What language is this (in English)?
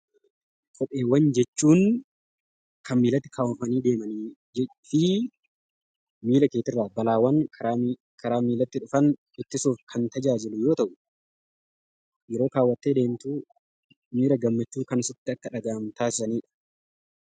Oromo